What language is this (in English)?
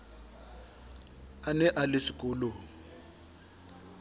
Southern Sotho